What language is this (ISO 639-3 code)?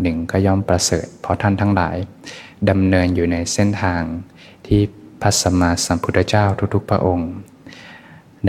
tha